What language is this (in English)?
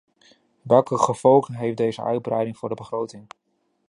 Dutch